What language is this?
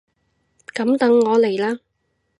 Cantonese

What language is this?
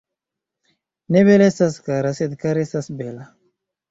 Esperanto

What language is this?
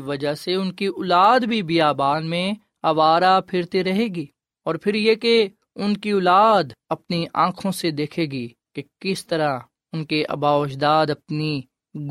Urdu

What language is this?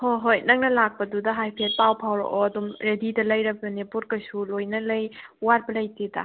Manipuri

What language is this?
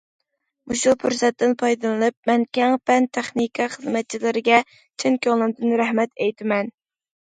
Uyghur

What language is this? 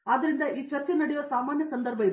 Kannada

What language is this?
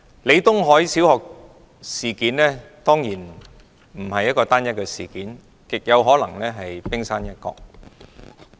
Cantonese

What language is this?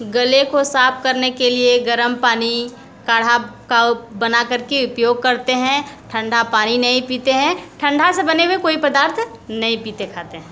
Hindi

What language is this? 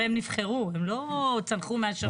Hebrew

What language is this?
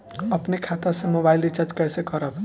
Bhojpuri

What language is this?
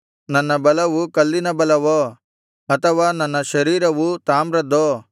Kannada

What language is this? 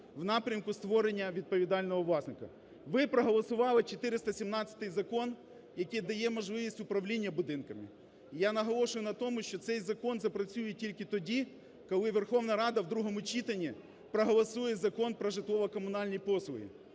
Ukrainian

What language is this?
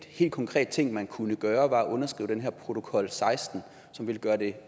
Danish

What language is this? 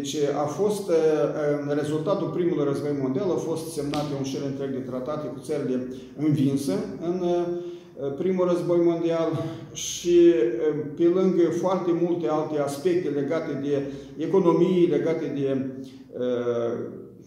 Romanian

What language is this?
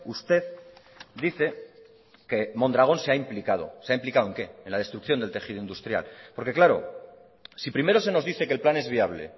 Spanish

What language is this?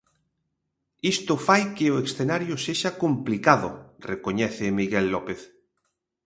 Galician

